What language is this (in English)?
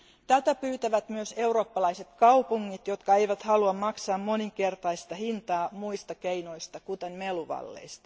Finnish